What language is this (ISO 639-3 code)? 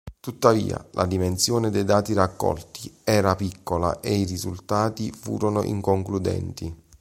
ita